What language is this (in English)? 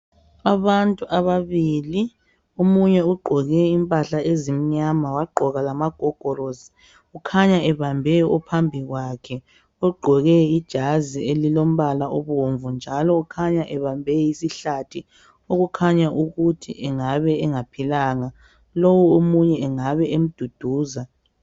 North Ndebele